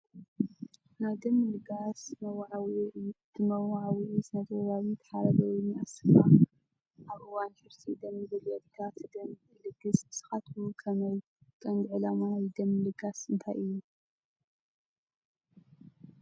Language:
Tigrinya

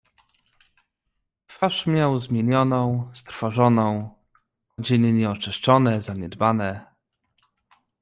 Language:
Polish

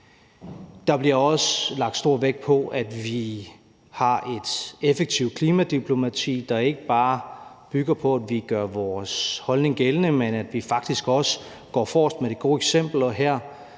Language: Danish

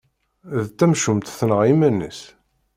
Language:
Kabyle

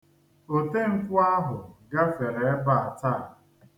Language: Igbo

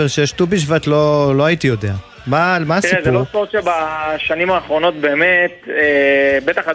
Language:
Hebrew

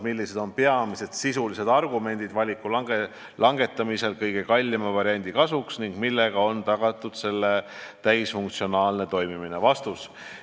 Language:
Estonian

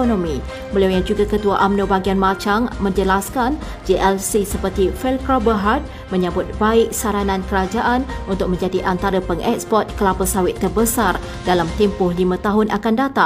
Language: Malay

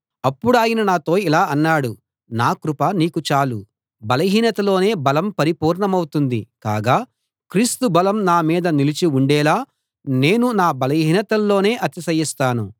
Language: Telugu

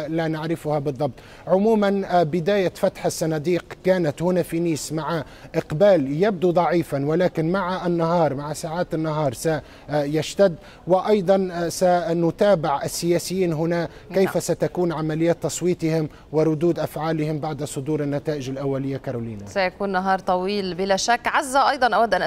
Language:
Arabic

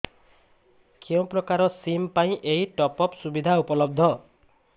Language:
Odia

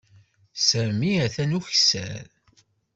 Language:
Kabyle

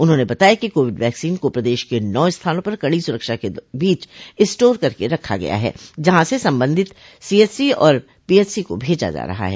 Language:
Hindi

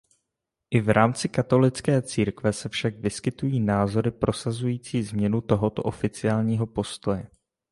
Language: Czech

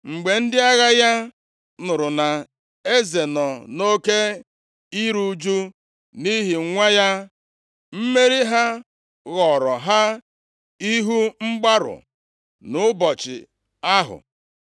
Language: Igbo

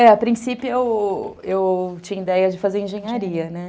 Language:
Portuguese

